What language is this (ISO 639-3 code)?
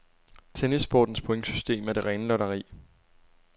dan